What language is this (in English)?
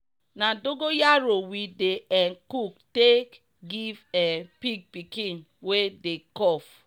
Nigerian Pidgin